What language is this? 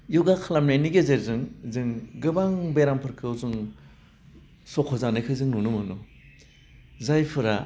Bodo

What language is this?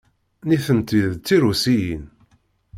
Kabyle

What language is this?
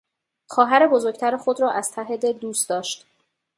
Persian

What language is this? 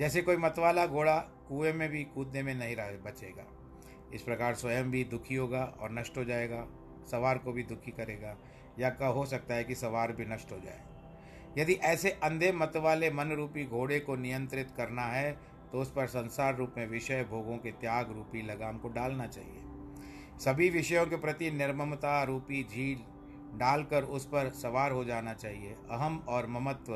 Hindi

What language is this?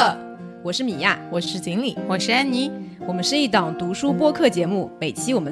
Chinese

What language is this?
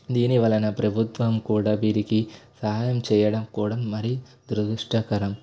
Telugu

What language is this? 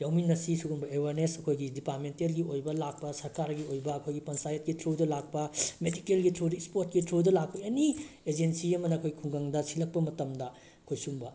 Manipuri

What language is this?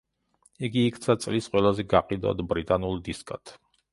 Georgian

